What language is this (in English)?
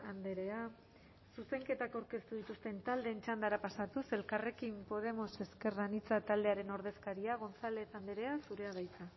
Basque